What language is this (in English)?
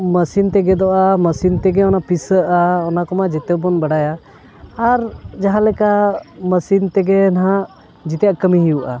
Santali